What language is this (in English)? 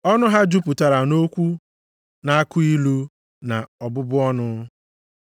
Igbo